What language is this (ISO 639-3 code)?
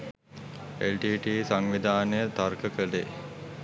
sin